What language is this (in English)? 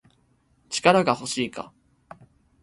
Japanese